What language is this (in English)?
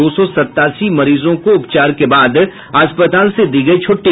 Hindi